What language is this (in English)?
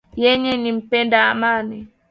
Swahili